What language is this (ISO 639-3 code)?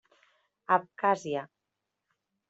cat